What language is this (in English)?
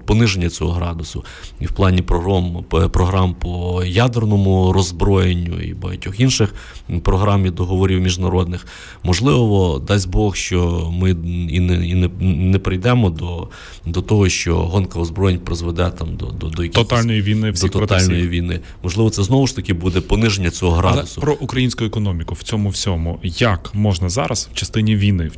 Ukrainian